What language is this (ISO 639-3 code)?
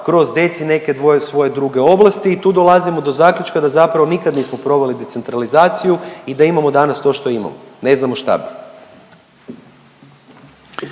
hrv